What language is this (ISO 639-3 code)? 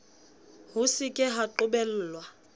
sot